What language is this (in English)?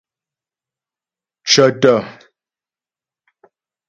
Ghomala